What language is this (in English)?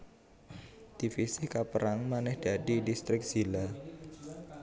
Javanese